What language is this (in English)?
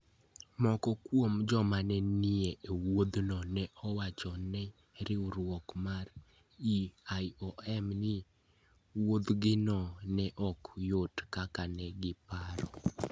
Luo (Kenya and Tanzania)